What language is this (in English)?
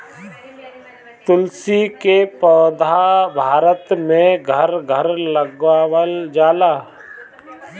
Bhojpuri